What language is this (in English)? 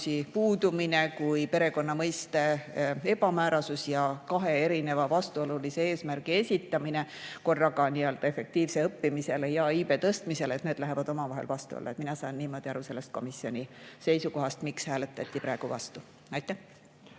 Estonian